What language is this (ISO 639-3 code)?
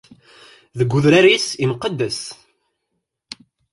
kab